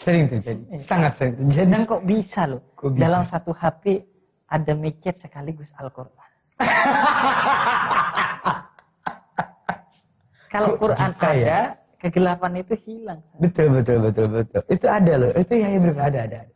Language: Indonesian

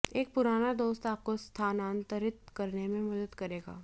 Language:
Hindi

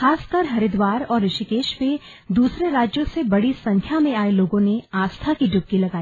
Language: Hindi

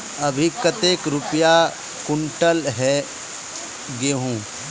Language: Magahi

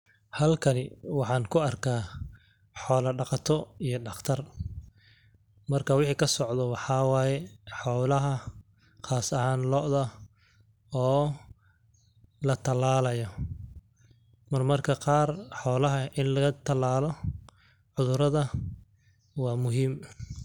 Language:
Somali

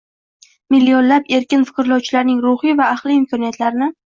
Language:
Uzbek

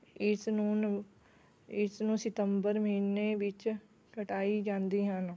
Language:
Punjabi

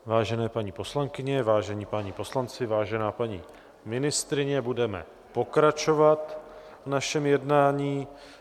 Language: Czech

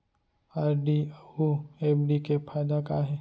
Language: Chhattisgarhi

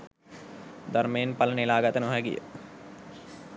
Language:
Sinhala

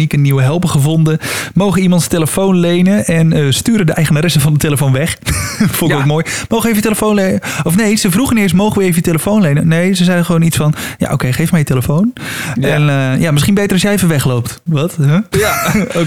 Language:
Dutch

